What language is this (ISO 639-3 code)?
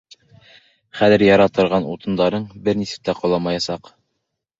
bak